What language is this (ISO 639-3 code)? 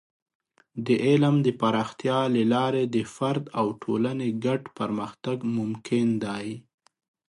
pus